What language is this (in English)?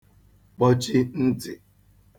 Igbo